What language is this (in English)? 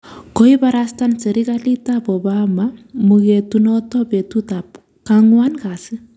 Kalenjin